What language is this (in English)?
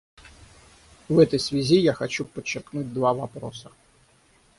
Russian